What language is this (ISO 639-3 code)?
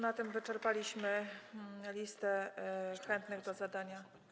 pol